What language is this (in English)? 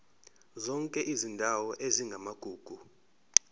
Zulu